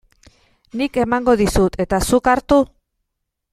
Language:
Basque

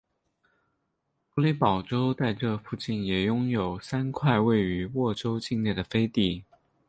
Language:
Chinese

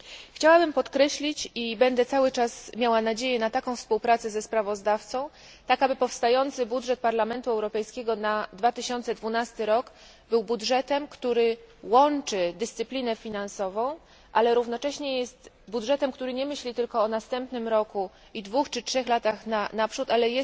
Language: Polish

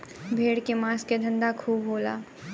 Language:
Bhojpuri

